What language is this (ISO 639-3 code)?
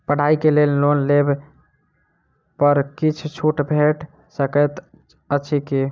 mai